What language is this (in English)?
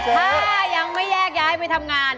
Thai